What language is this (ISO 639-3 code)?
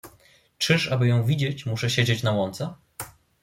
pol